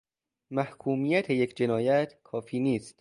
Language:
Persian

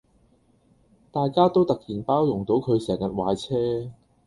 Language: Cantonese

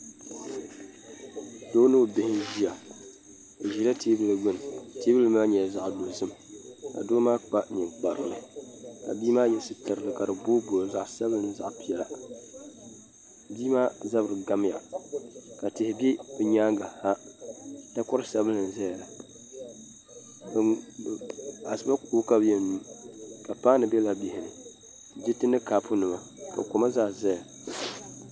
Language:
Dagbani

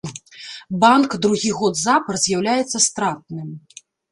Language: Belarusian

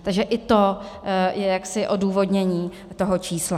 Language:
Czech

